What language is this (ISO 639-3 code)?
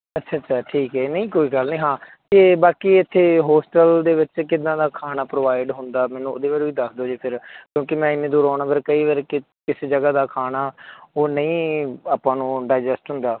pan